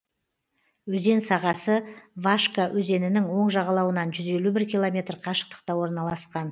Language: Kazakh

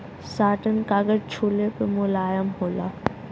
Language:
Bhojpuri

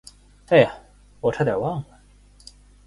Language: Chinese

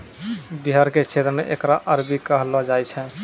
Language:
Maithili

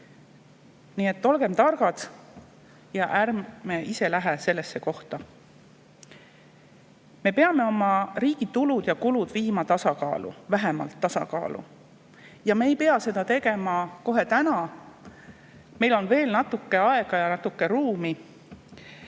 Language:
Estonian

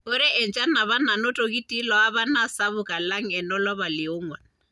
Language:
Masai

